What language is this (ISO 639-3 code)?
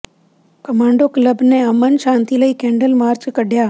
pan